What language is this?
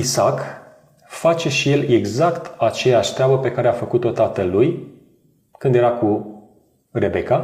Romanian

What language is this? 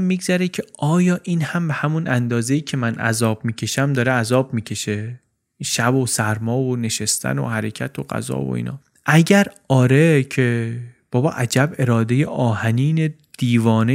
Persian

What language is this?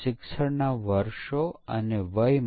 Gujarati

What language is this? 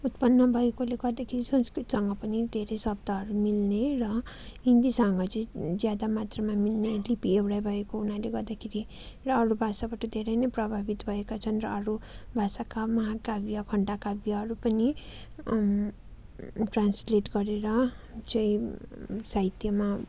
Nepali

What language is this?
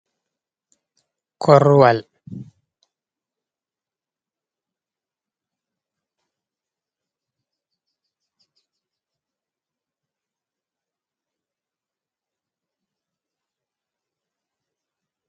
Fula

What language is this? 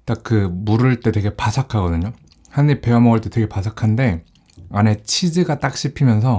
Korean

